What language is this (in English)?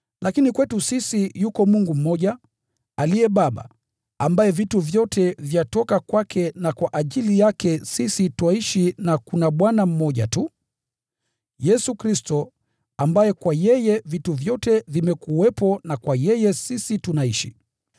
Swahili